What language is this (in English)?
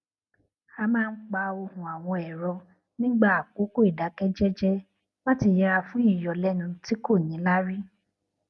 Yoruba